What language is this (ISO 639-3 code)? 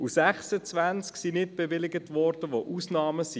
gsw